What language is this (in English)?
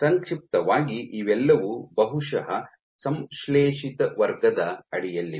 Kannada